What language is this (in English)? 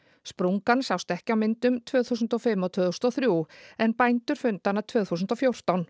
Icelandic